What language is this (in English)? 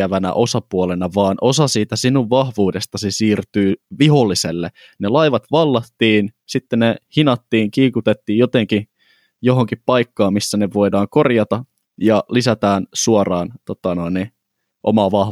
Finnish